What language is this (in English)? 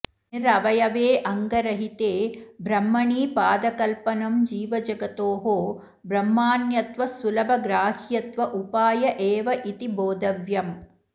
Sanskrit